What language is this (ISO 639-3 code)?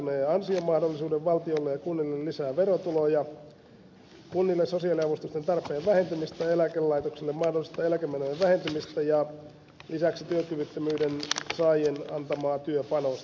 fin